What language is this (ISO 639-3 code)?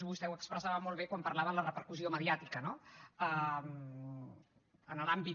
cat